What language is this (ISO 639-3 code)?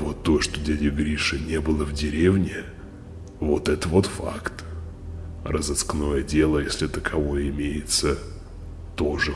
rus